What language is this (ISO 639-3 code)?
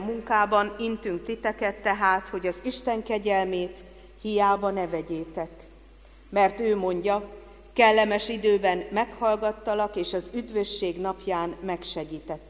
hun